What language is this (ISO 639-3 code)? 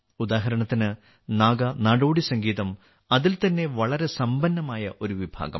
mal